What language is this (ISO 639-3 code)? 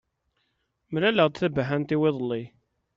kab